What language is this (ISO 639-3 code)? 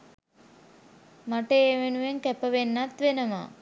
sin